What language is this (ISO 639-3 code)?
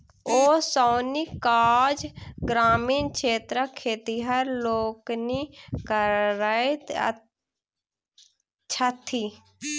mai